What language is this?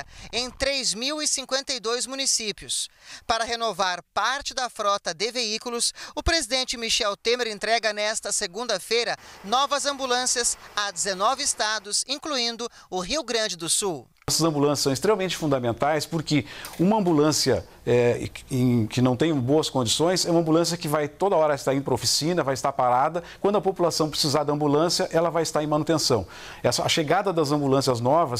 Portuguese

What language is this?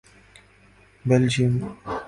Urdu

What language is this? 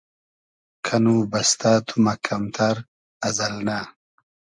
Hazaragi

